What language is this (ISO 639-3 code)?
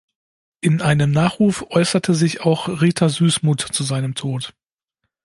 deu